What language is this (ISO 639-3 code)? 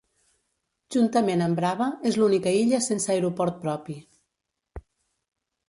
cat